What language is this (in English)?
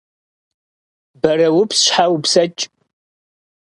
Kabardian